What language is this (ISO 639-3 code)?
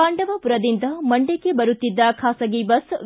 kan